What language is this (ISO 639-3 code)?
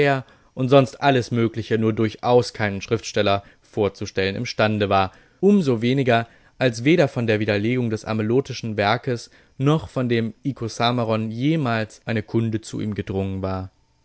deu